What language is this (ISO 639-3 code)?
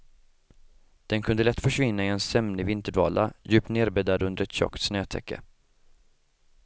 swe